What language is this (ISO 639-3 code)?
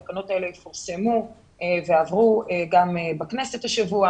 heb